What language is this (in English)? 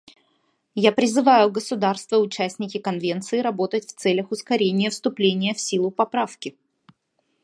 Russian